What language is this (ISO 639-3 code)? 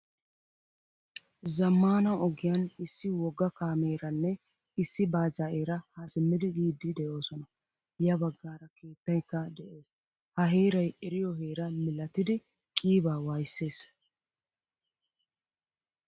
wal